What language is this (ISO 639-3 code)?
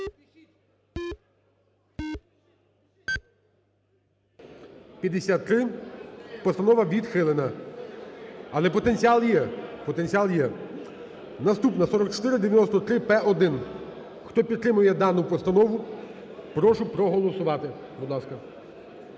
ukr